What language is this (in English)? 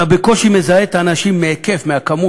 Hebrew